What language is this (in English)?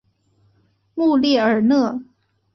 Chinese